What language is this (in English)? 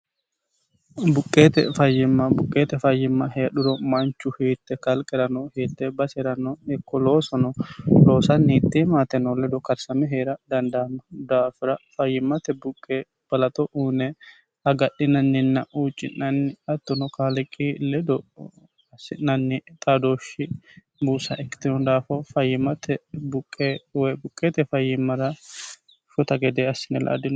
Sidamo